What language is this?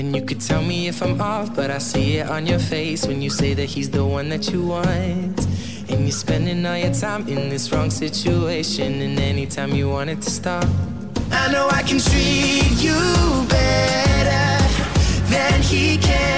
Hungarian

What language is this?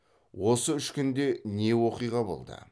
Kazakh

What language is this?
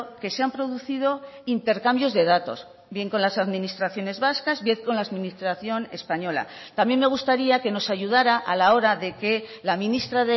Spanish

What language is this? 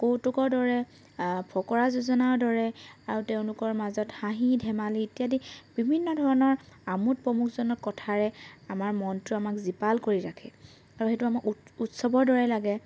Assamese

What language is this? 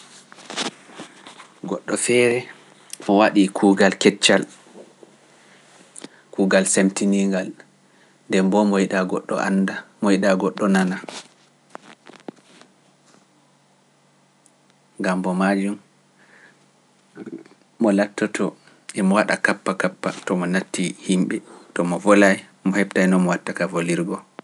Pular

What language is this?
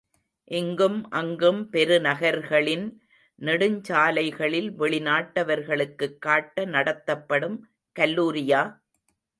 Tamil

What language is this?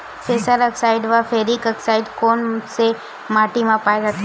Chhattisgarhi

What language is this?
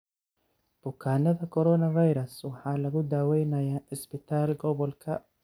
Somali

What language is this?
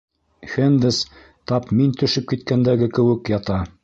Bashkir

